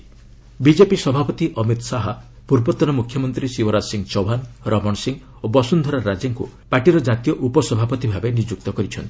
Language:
Odia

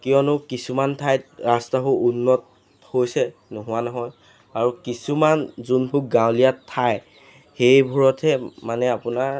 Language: Assamese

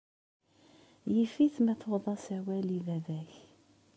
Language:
Kabyle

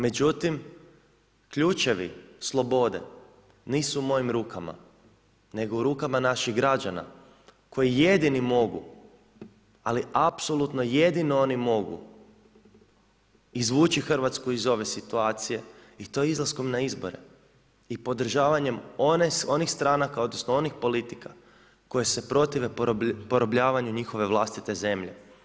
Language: Croatian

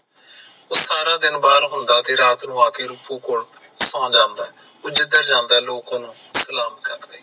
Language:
Punjabi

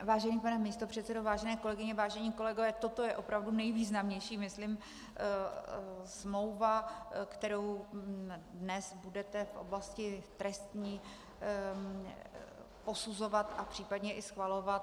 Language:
Czech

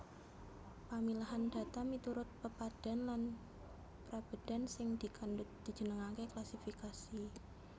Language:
Javanese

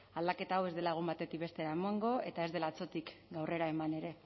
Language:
Basque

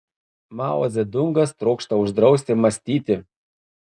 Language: Lithuanian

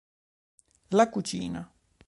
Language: Italian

